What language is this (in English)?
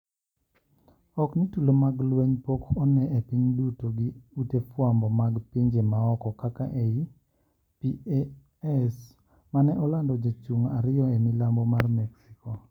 Luo (Kenya and Tanzania)